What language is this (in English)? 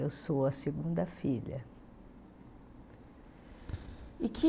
Portuguese